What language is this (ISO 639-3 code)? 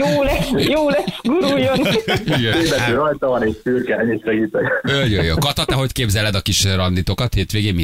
hun